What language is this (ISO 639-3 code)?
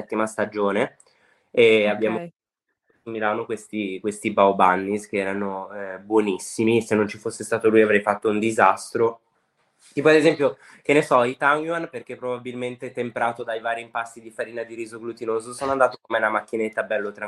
ita